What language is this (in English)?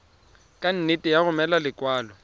Tswana